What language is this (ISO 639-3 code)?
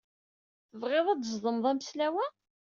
kab